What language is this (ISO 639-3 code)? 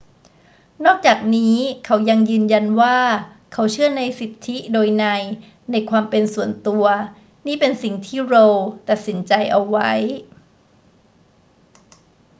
tha